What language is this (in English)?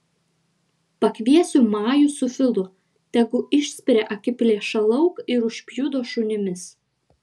Lithuanian